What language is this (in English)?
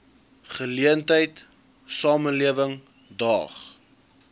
Afrikaans